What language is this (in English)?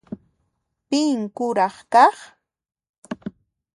Puno Quechua